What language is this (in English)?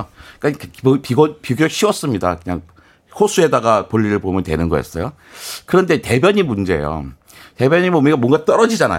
Korean